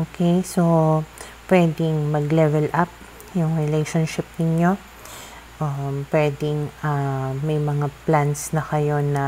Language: Filipino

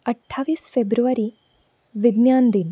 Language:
Konkani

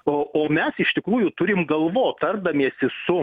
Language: Lithuanian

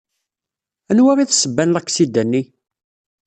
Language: Kabyle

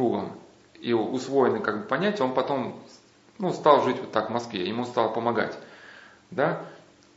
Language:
Russian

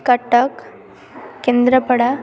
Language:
Odia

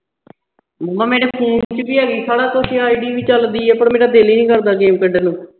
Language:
Punjabi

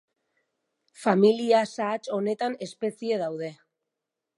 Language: Basque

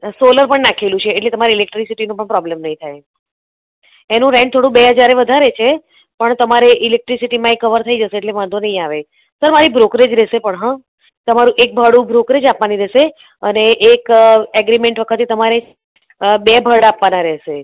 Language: Gujarati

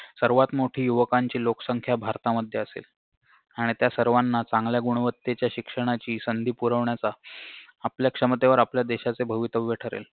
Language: Marathi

